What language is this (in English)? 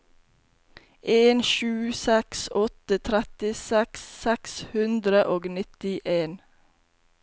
Norwegian